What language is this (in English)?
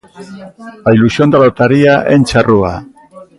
Galician